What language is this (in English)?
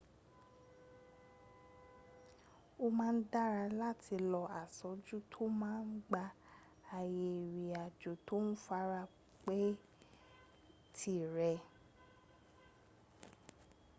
Yoruba